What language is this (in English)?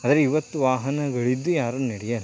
Kannada